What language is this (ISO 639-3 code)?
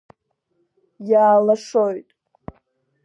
abk